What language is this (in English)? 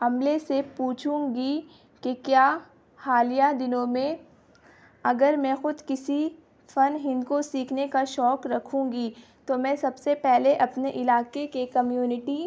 Urdu